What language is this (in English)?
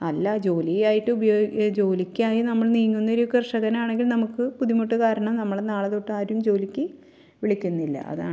Malayalam